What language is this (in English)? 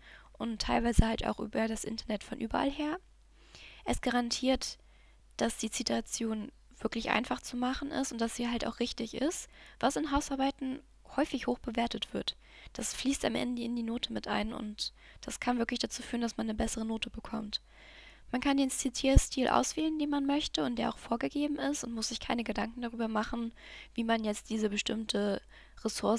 German